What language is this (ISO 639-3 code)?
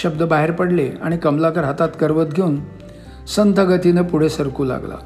mar